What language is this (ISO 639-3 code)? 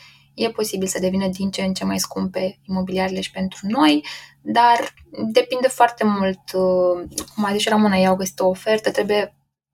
ron